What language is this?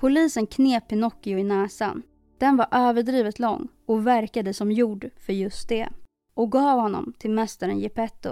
Swedish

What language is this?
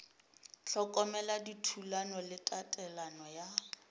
Northern Sotho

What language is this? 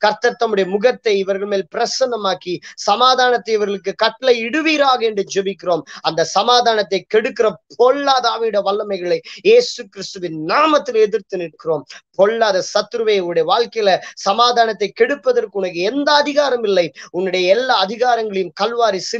Vietnamese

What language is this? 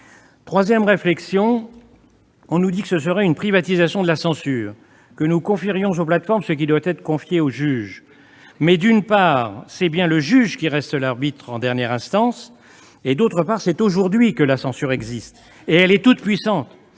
French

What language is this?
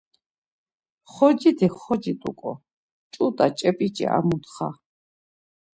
Laz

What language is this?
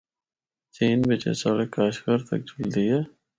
Northern Hindko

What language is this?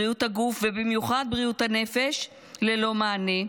Hebrew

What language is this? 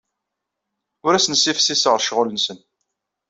Kabyle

